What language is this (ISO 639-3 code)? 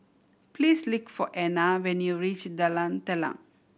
eng